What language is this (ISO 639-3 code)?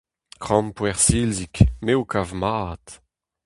bre